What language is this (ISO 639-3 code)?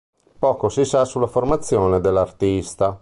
ita